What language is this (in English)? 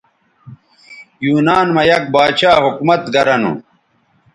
Bateri